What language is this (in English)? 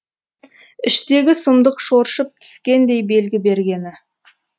Kazakh